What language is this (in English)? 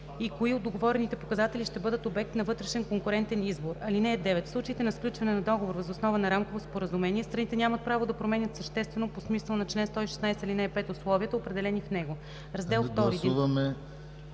Bulgarian